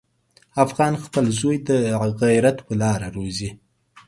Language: Pashto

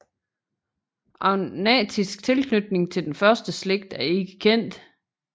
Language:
Danish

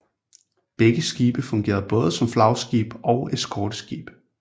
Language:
Danish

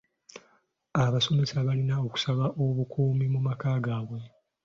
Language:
Ganda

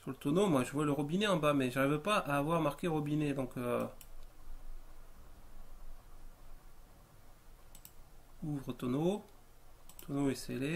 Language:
French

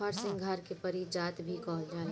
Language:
Bhojpuri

